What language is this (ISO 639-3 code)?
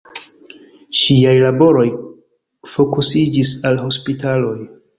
epo